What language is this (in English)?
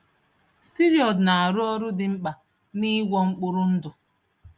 Igbo